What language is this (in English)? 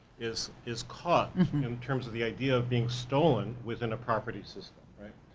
English